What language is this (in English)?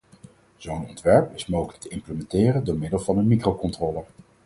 Dutch